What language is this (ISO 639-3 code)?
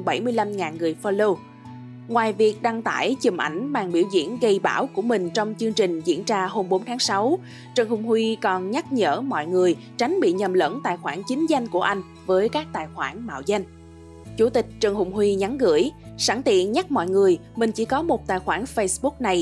vie